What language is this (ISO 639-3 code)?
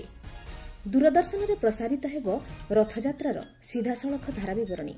ori